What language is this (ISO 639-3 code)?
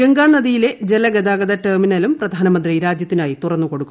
mal